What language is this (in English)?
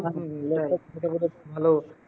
Bangla